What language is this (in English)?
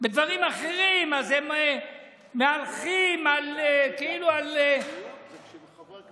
Hebrew